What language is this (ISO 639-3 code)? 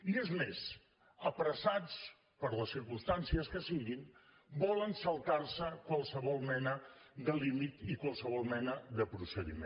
cat